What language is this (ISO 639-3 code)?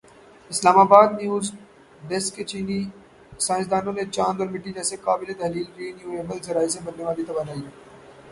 urd